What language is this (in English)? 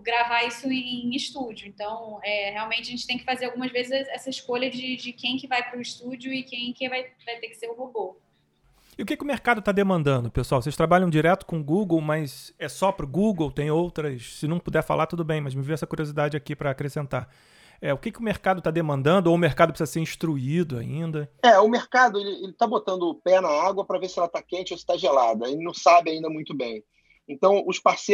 Portuguese